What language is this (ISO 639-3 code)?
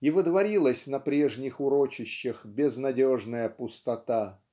rus